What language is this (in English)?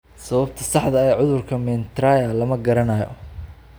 Somali